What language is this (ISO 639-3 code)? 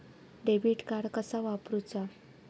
mar